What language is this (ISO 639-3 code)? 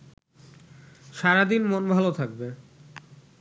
ben